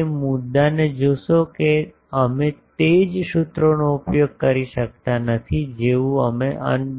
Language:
Gujarati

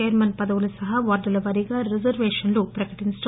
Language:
Telugu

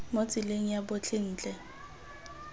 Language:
Tswana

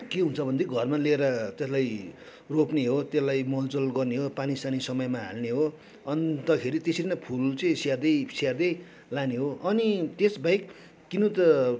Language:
Nepali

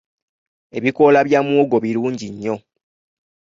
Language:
Ganda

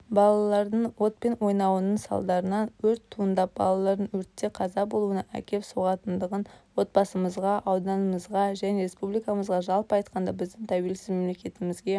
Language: Kazakh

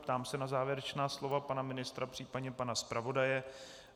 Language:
Czech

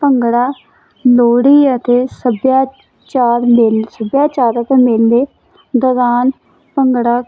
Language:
Punjabi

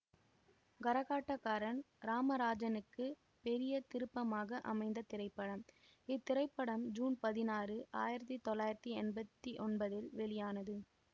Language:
Tamil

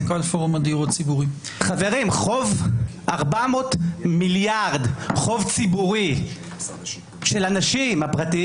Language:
Hebrew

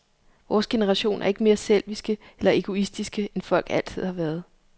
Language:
Danish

